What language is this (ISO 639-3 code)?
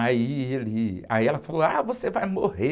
por